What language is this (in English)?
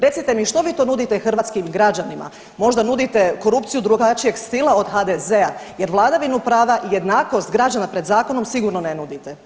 Croatian